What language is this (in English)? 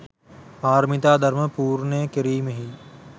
Sinhala